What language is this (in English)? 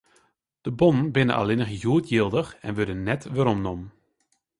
Western Frisian